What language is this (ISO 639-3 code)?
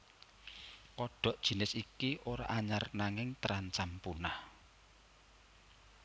jav